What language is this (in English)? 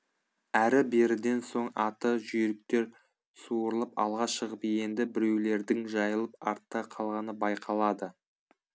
Kazakh